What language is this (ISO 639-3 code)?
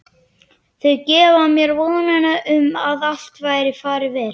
isl